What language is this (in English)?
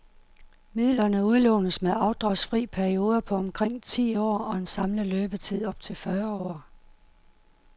Danish